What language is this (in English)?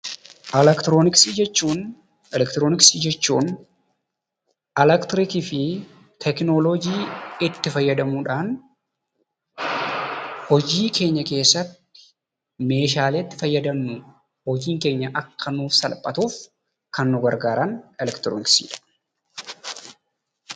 Oromo